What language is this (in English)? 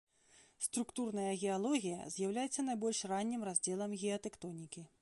Belarusian